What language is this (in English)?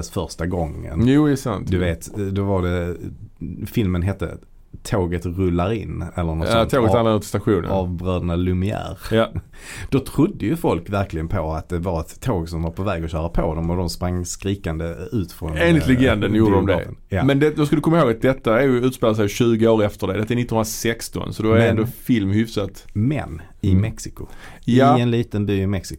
Swedish